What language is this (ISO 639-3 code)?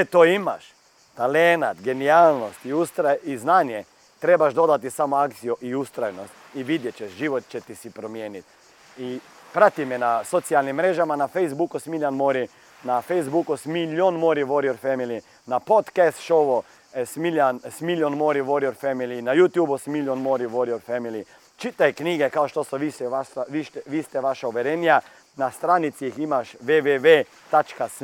hrv